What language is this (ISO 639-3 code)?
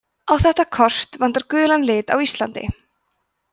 isl